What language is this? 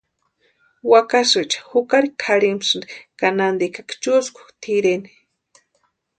Western Highland Purepecha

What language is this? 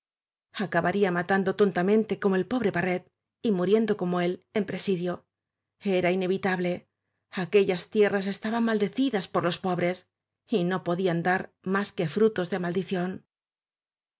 Spanish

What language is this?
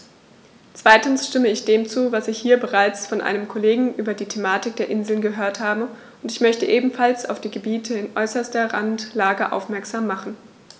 German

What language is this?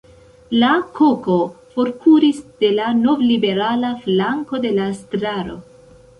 Esperanto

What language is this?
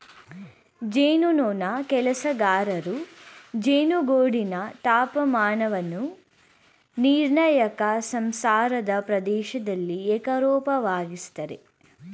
Kannada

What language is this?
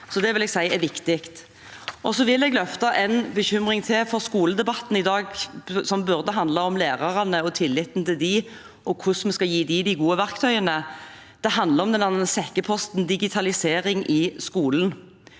Norwegian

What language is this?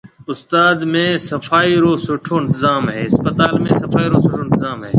Marwari (Pakistan)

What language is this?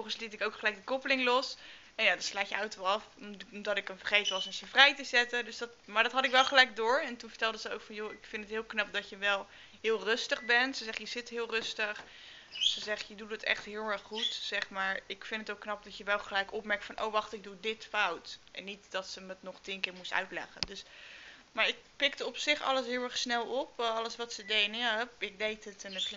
Dutch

